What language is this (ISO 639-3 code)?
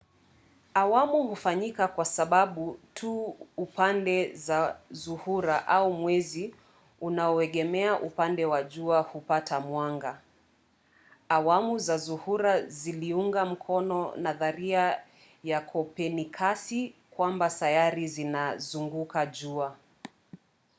swa